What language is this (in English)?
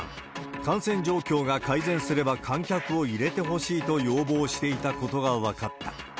Japanese